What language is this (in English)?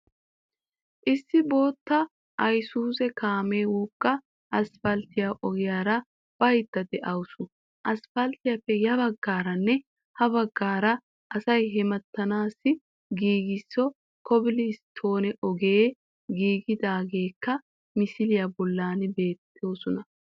Wolaytta